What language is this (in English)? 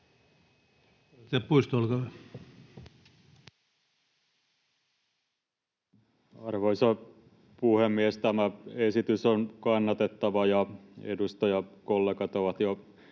Finnish